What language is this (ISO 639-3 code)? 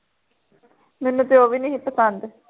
pan